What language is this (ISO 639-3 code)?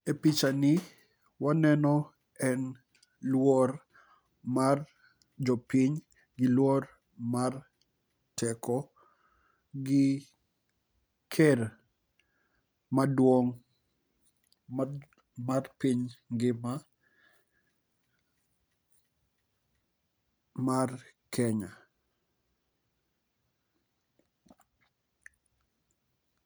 luo